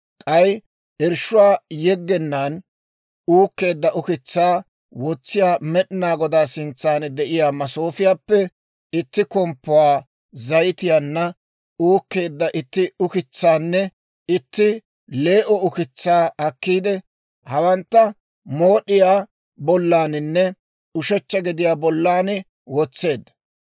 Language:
Dawro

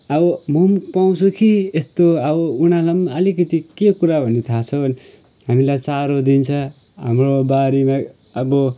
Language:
Nepali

